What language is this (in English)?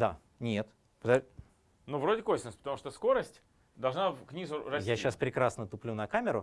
Russian